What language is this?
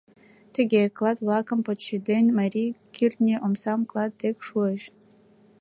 Mari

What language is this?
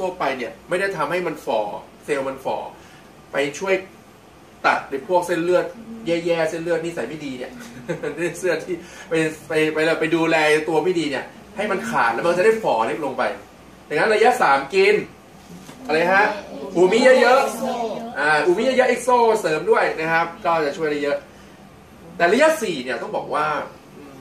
Thai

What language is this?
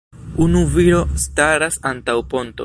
Esperanto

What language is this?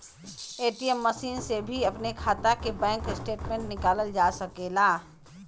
Bhojpuri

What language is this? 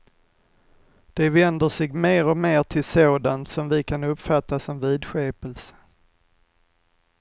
Swedish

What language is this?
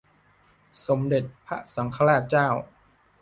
Thai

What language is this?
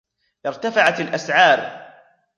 Arabic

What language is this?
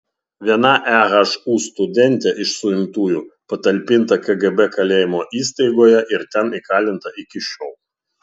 Lithuanian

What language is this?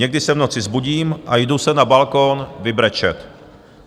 Czech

